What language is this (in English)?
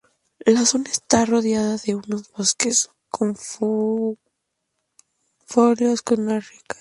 Spanish